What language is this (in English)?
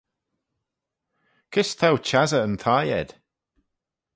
Manx